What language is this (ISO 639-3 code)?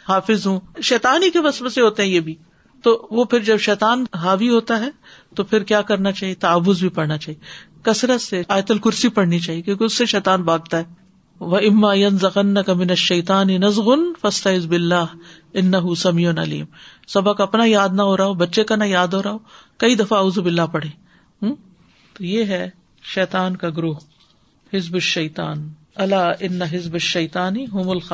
urd